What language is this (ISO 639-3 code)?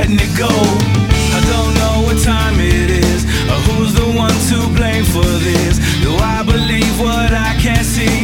ell